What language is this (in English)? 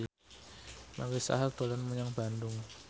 Javanese